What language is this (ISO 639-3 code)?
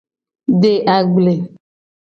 gej